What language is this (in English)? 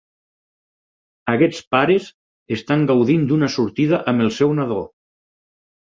Catalan